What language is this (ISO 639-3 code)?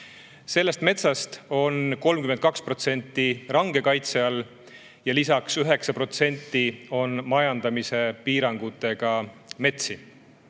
est